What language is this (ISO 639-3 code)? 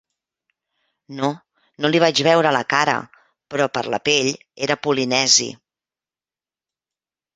cat